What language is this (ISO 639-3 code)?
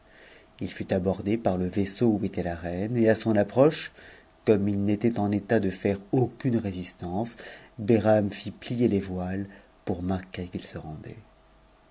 fra